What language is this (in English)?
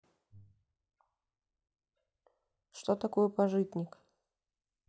Russian